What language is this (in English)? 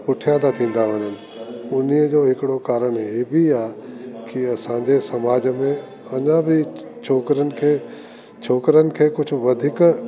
Sindhi